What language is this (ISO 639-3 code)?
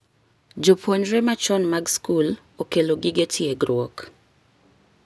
luo